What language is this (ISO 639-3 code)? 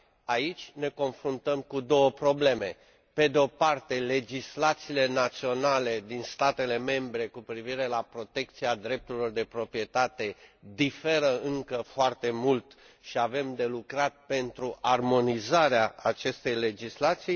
ron